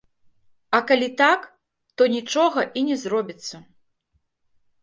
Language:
Belarusian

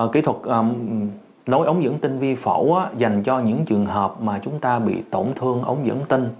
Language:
Vietnamese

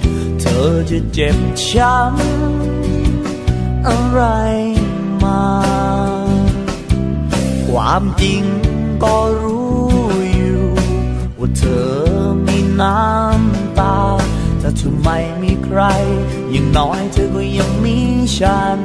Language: Thai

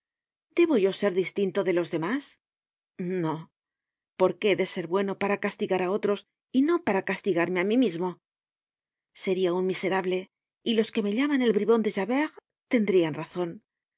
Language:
Spanish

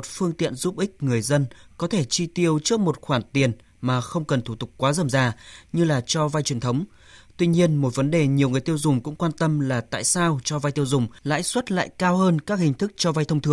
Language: Vietnamese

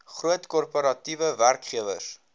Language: Afrikaans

